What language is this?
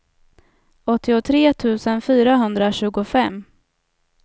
Swedish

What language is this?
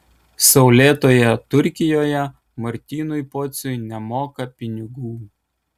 Lithuanian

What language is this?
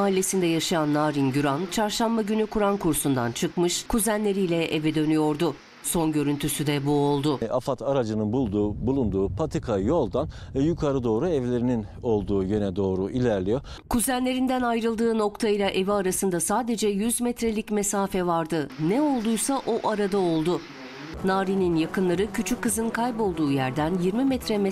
Turkish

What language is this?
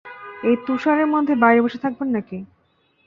Bangla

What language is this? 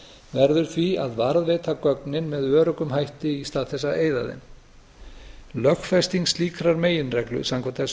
Icelandic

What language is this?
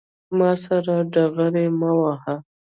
Pashto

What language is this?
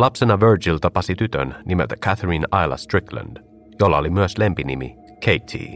Finnish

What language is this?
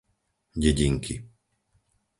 Slovak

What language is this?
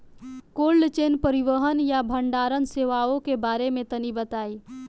Bhojpuri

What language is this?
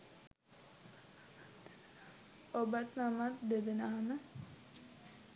Sinhala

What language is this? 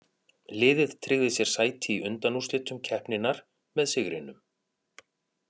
Icelandic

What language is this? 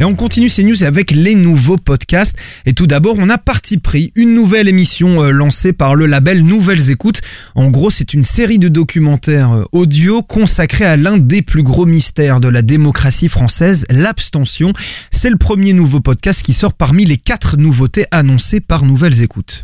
French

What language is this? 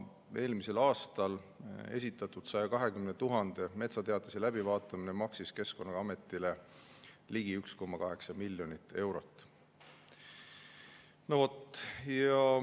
Estonian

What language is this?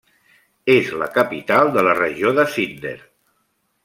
Catalan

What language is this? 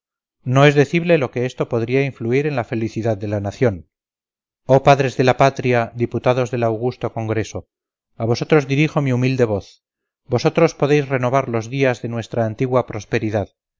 Spanish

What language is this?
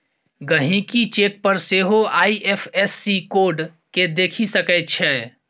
Maithili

